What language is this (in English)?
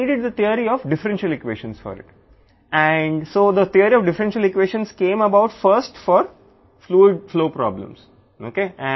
Telugu